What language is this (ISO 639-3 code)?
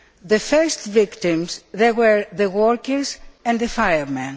eng